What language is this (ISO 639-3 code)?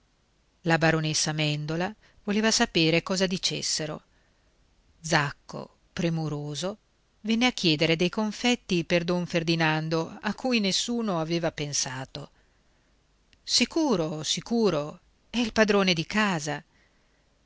ita